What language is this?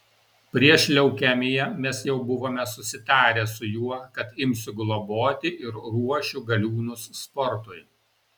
Lithuanian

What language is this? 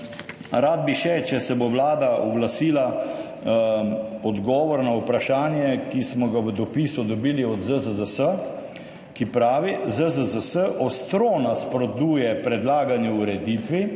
Slovenian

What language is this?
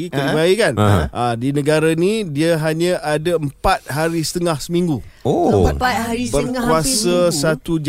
Malay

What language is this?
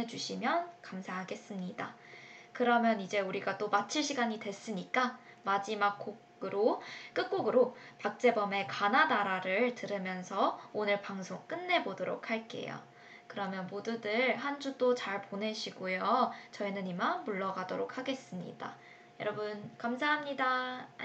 Korean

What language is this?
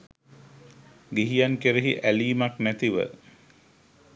Sinhala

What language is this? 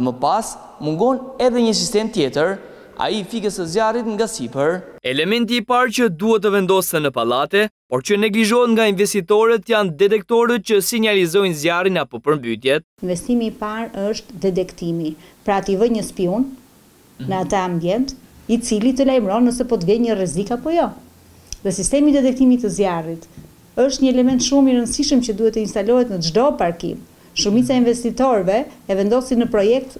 Romanian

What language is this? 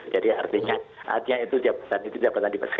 Indonesian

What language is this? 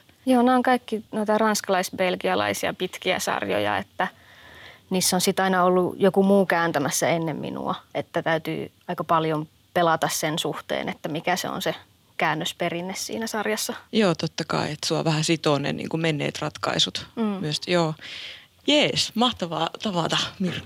Finnish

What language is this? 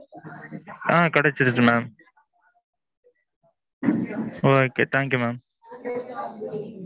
Tamil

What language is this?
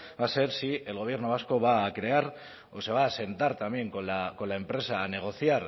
Spanish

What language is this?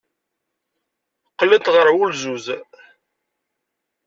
Kabyle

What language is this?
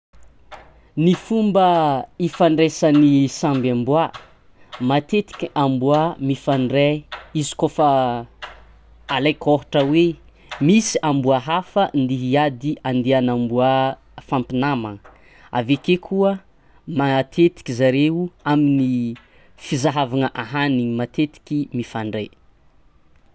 Tsimihety Malagasy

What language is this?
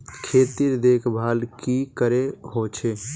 Magahi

